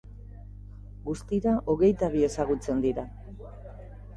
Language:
Basque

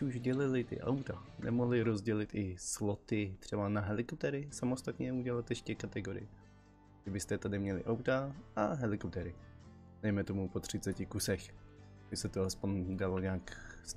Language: Czech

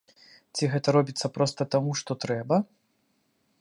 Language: Belarusian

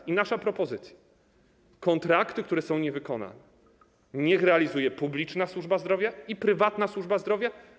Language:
Polish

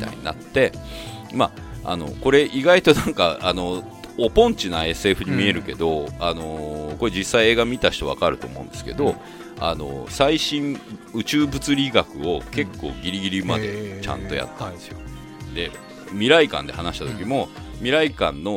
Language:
Japanese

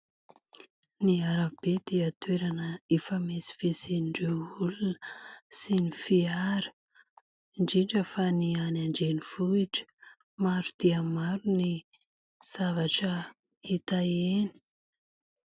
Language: Malagasy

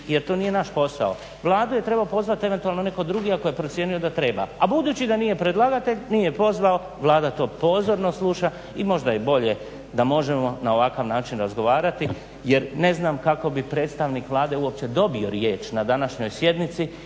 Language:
Croatian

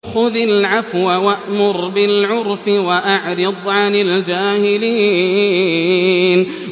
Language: Arabic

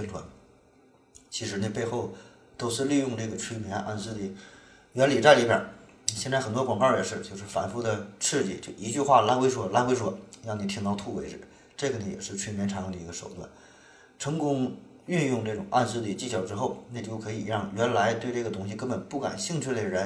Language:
Chinese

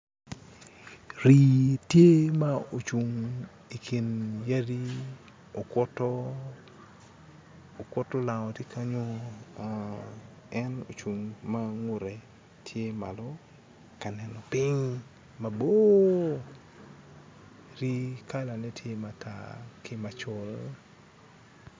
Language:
Acoli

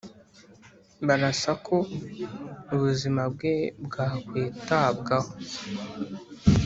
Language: Kinyarwanda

